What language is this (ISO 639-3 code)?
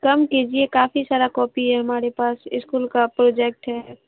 urd